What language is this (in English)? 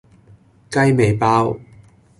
Cantonese